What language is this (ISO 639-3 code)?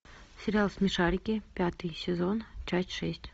rus